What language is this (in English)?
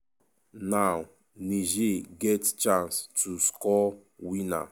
Nigerian Pidgin